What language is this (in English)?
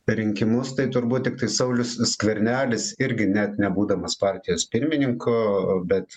Lithuanian